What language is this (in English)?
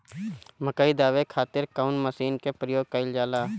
Bhojpuri